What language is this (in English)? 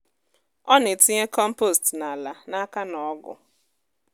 Igbo